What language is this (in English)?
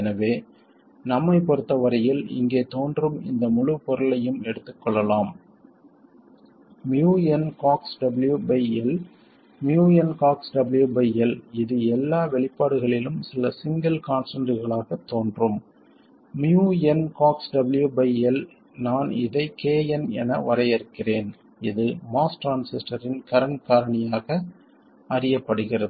Tamil